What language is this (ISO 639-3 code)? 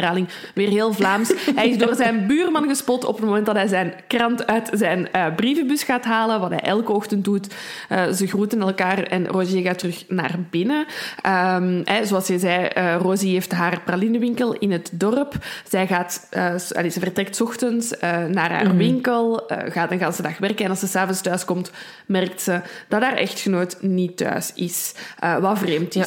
nld